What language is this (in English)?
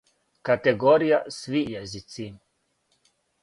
Serbian